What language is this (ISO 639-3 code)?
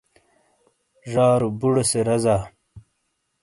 scl